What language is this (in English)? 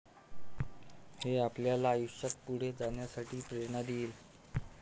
Marathi